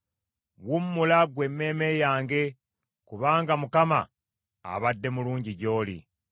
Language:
Ganda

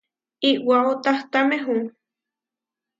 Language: Huarijio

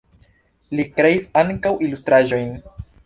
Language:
Esperanto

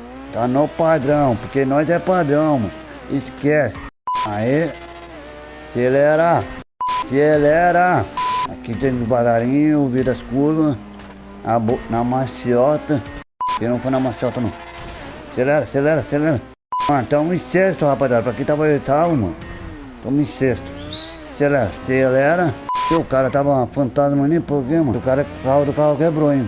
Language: Portuguese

